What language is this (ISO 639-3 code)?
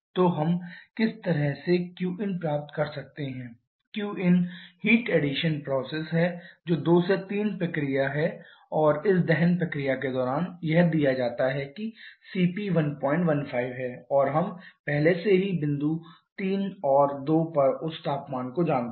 hin